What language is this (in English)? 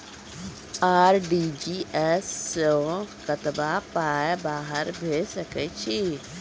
Maithili